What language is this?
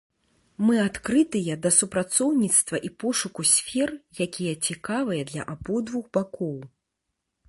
Belarusian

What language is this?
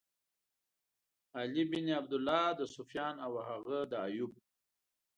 Pashto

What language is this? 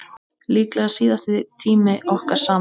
Icelandic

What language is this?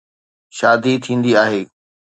Sindhi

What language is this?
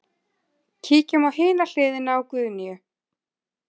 Icelandic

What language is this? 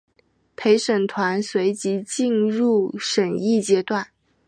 Chinese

